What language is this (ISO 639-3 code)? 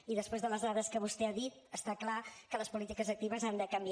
cat